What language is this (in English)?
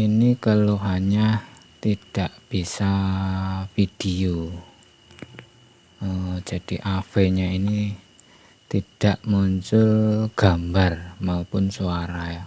Indonesian